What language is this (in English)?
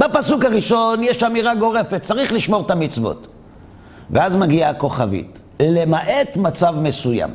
Hebrew